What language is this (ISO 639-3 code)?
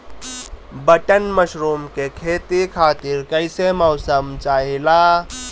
bho